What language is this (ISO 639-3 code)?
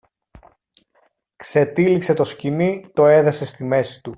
ell